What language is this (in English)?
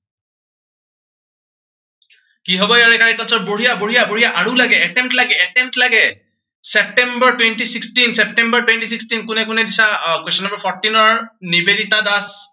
Assamese